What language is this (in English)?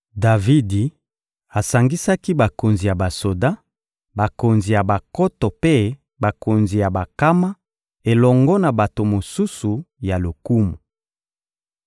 Lingala